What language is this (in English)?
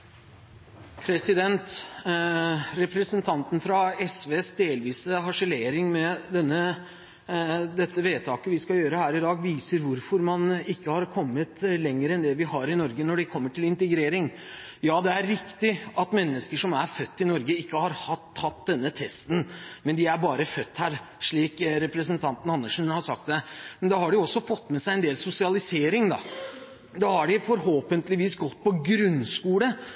Norwegian Bokmål